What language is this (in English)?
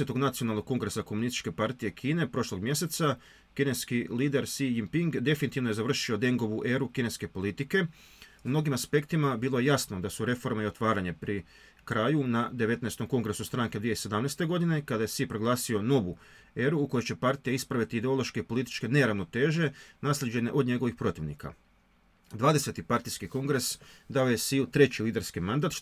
Croatian